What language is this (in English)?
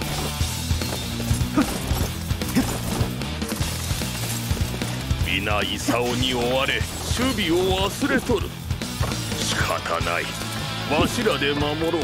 Japanese